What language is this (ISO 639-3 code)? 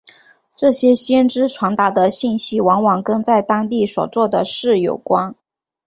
zho